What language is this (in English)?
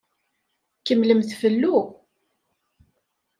Kabyle